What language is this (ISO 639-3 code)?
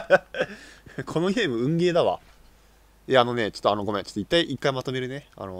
jpn